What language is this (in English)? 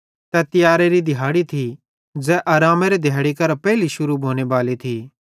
Bhadrawahi